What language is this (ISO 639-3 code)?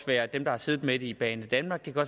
dan